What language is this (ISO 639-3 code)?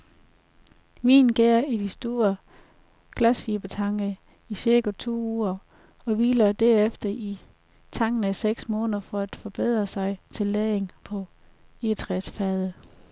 dan